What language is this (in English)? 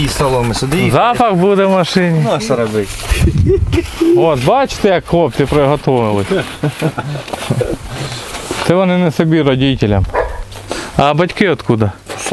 Russian